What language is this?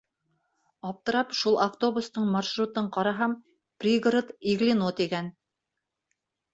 Bashkir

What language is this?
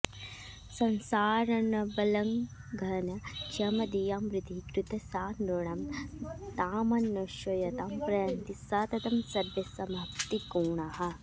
Sanskrit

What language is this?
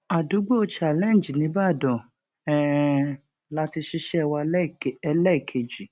Yoruba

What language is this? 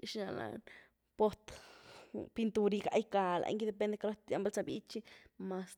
Güilá Zapotec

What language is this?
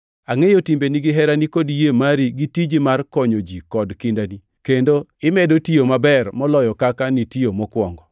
Luo (Kenya and Tanzania)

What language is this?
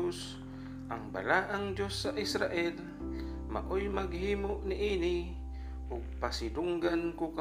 Filipino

